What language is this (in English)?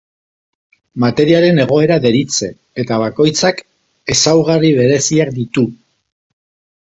Basque